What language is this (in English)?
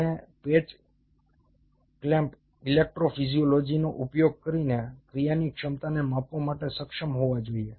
Gujarati